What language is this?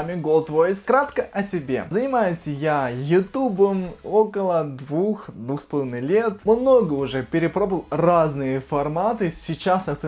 Russian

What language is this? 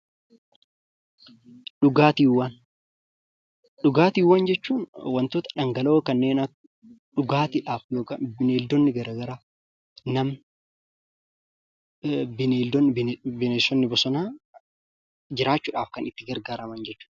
Oromo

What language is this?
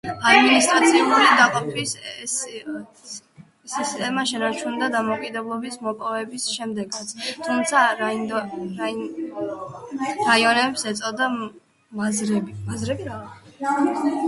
Georgian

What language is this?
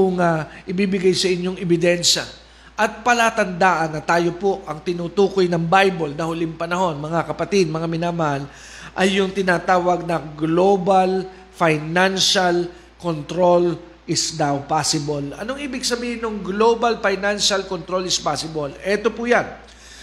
Filipino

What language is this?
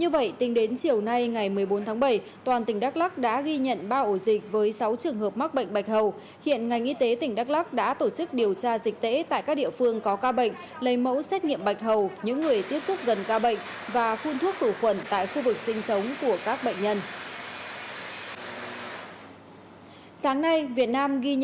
Vietnamese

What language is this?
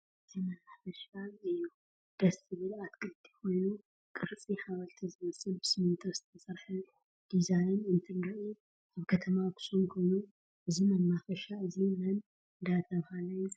Tigrinya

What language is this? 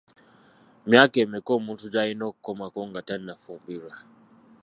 Ganda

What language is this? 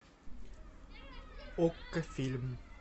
Russian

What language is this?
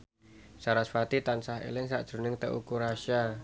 Javanese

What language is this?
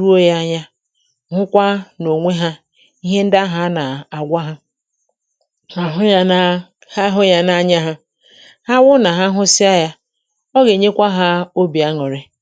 Igbo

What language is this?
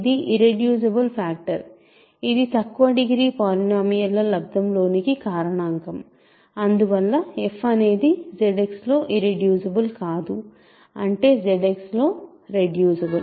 Telugu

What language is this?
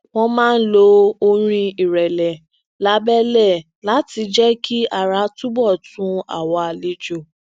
Yoruba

